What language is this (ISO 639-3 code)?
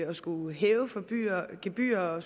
dan